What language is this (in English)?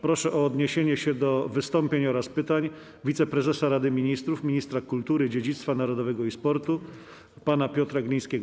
Polish